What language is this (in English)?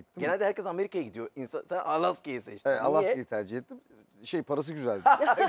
Turkish